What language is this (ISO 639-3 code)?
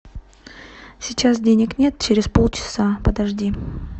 rus